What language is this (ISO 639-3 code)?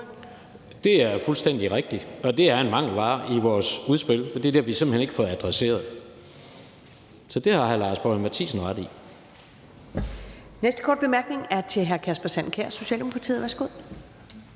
dan